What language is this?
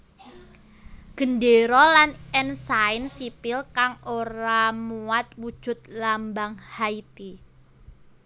Javanese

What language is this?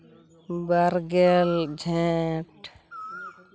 Santali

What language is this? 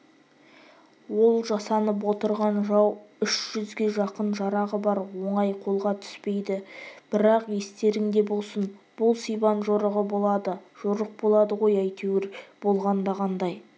Kazakh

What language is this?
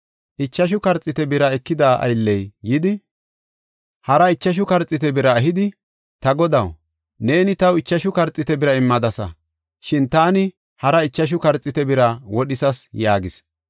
Gofa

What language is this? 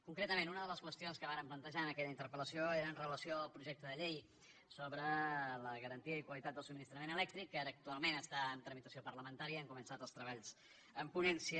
Catalan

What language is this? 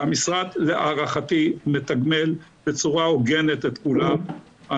Hebrew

